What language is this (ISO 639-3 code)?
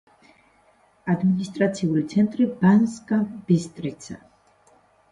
kat